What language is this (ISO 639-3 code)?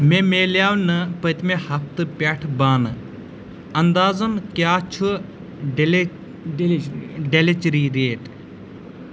kas